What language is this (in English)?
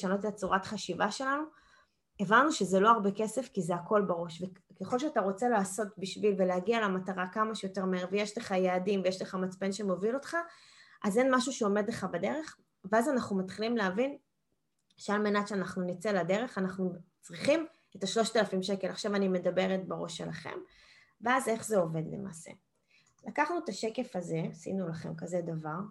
Hebrew